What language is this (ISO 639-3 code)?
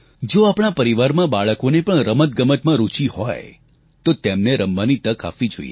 guj